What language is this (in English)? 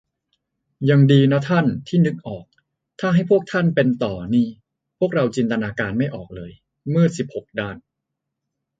Thai